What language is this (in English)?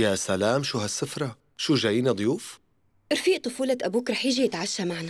Arabic